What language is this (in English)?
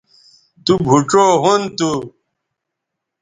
Bateri